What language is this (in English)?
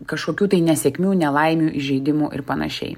Lithuanian